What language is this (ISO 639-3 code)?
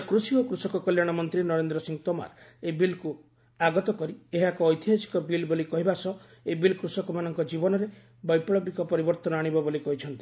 ori